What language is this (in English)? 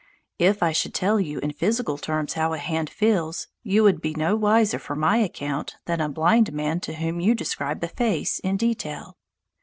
English